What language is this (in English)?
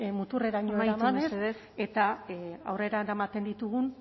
Basque